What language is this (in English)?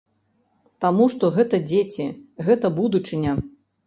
Belarusian